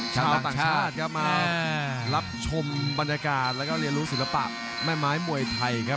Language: Thai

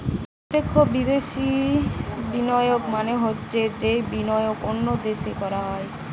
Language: Bangla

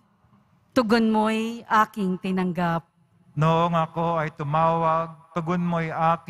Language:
Filipino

